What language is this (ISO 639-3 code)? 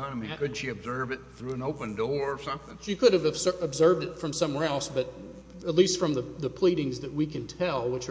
eng